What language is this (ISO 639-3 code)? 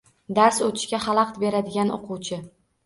uzb